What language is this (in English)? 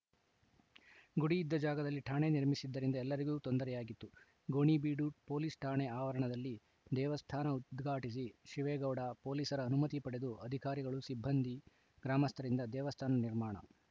Kannada